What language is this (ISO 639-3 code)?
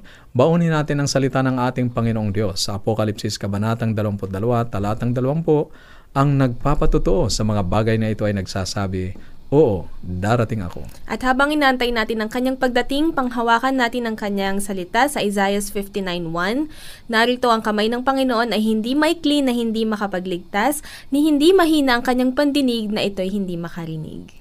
fil